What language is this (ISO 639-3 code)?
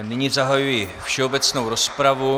ces